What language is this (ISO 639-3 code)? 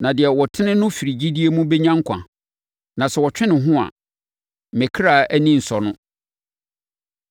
aka